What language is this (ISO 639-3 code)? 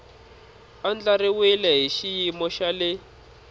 tso